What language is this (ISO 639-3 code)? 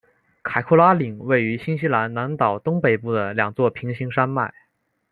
zho